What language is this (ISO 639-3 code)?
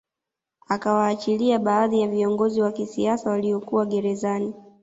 swa